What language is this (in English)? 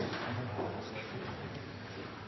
Norwegian Nynorsk